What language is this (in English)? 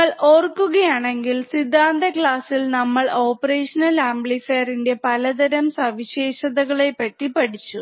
Malayalam